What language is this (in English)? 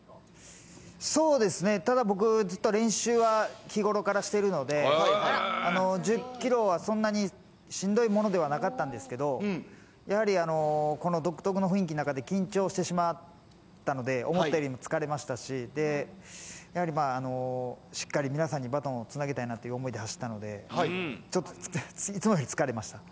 Japanese